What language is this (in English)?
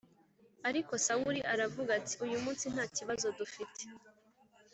Kinyarwanda